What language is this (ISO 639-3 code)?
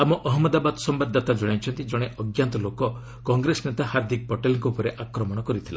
ori